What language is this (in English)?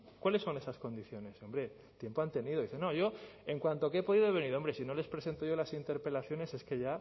Spanish